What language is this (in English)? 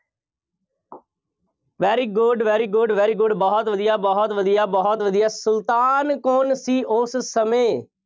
Punjabi